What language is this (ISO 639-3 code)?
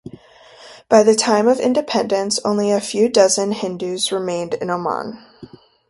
eng